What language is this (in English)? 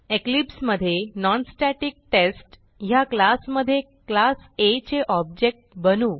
Marathi